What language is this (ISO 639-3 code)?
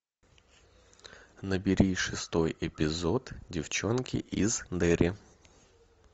rus